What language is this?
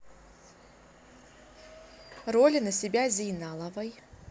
Russian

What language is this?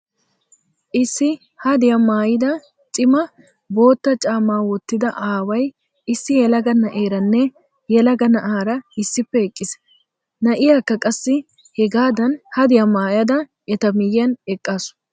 Wolaytta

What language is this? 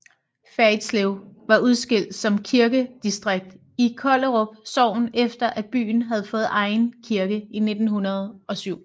Danish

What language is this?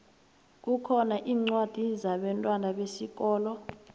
South Ndebele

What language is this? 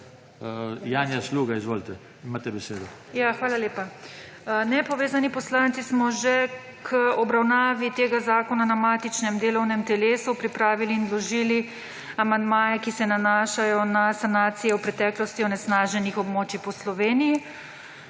Slovenian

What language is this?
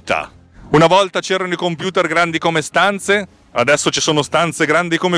Italian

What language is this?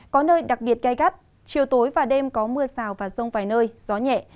Vietnamese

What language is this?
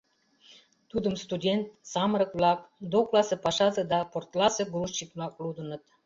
Mari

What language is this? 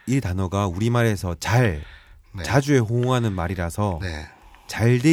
Korean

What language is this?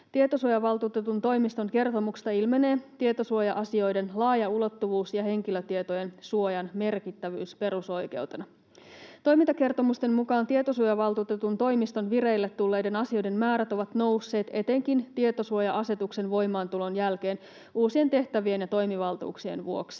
Finnish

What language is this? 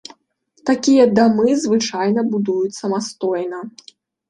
Belarusian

